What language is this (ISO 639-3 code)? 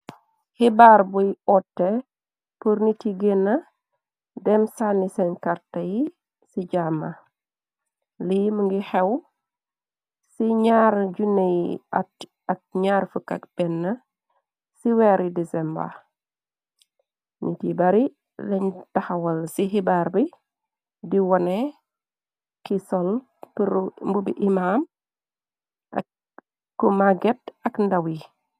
wol